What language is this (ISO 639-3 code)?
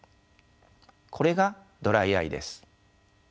jpn